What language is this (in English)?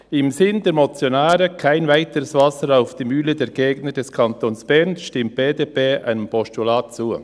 Swiss German